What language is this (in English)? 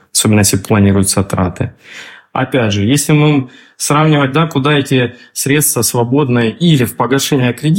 Russian